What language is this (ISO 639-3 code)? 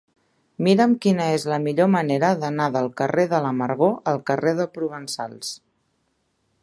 cat